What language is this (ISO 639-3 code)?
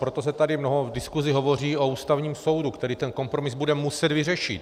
ces